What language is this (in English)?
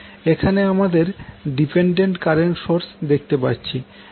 Bangla